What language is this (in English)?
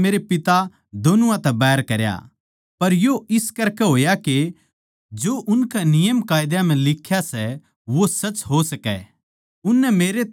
Haryanvi